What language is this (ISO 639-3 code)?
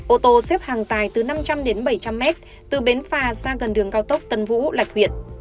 vie